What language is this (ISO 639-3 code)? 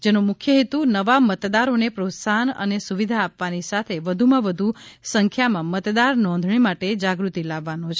guj